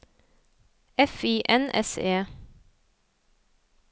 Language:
Norwegian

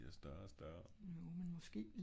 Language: Danish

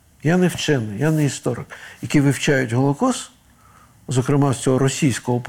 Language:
Ukrainian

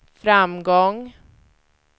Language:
Swedish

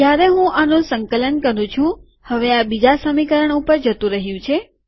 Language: Gujarati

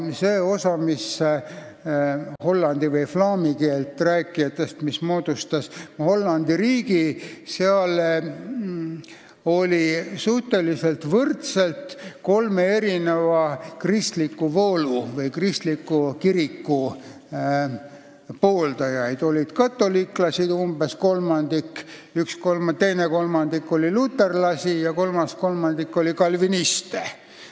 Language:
Estonian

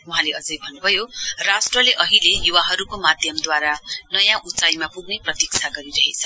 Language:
Nepali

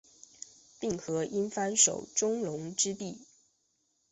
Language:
Chinese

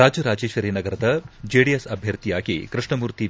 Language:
Kannada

